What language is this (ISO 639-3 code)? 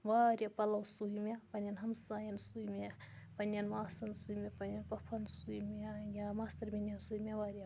kas